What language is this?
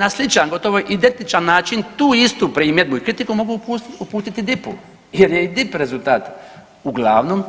Croatian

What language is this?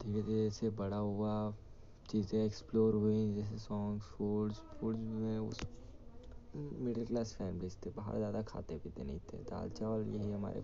Hindi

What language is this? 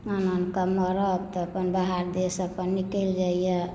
Maithili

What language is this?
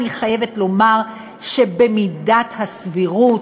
Hebrew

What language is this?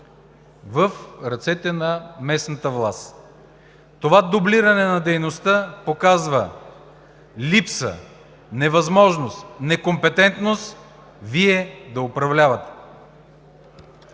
Bulgarian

